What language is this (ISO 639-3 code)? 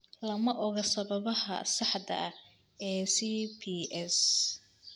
som